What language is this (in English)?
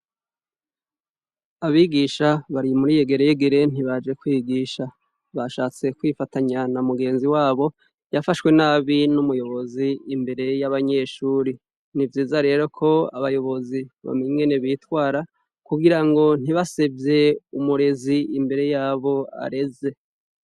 Rundi